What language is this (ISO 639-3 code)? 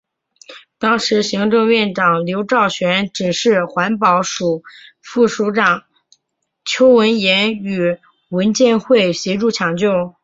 zho